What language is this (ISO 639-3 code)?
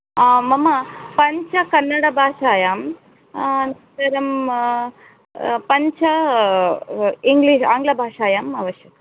san